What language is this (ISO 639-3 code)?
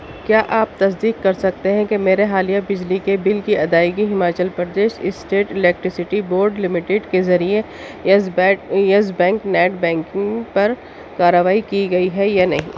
urd